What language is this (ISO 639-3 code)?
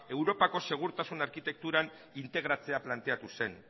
eus